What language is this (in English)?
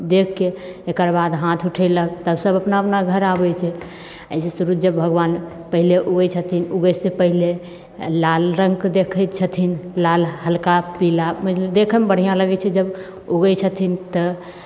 Maithili